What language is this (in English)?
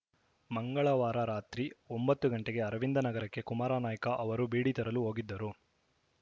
Kannada